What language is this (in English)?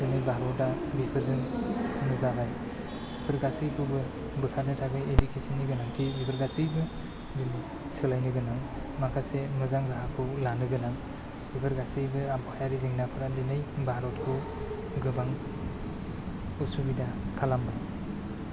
Bodo